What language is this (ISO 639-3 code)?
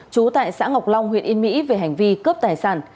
vie